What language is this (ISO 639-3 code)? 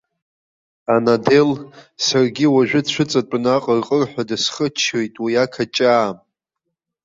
abk